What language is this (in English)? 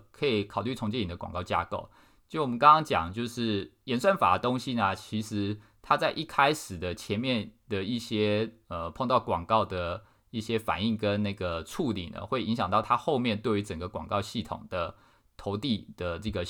Chinese